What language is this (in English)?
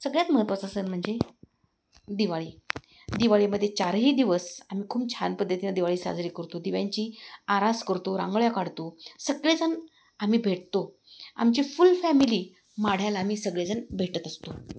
Marathi